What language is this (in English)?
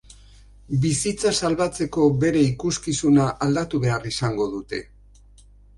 Basque